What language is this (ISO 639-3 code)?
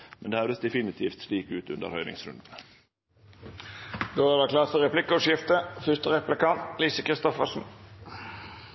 nno